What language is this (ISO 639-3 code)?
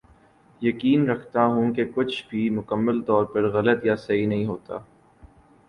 urd